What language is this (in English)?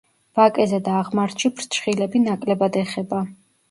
Georgian